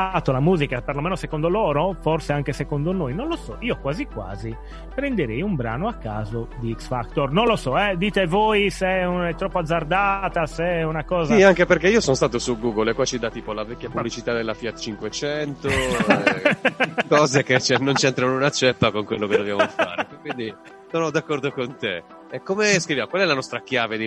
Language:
Italian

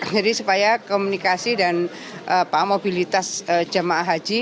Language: Indonesian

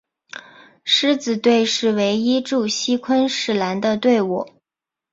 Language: Chinese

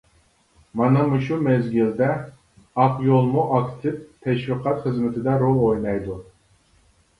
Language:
Uyghur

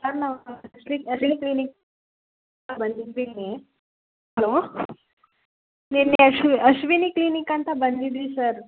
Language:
Kannada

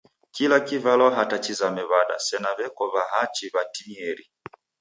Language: Taita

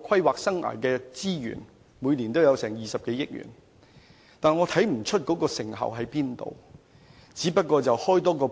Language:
Cantonese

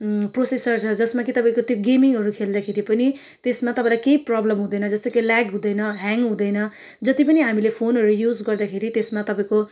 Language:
Nepali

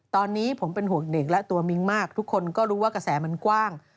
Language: Thai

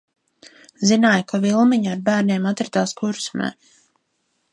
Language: Latvian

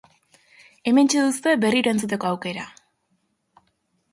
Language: Basque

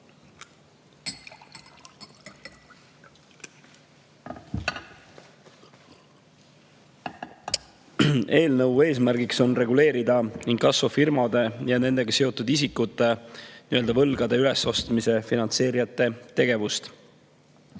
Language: Estonian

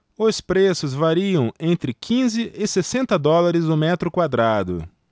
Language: Portuguese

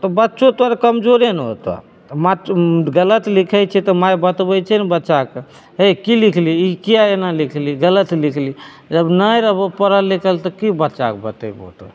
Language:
Maithili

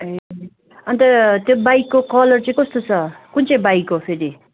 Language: Nepali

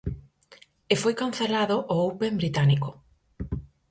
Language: Galician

